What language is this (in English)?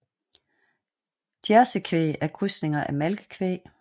Danish